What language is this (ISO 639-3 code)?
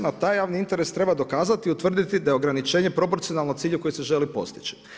hrv